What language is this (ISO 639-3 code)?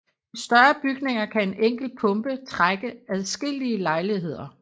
dan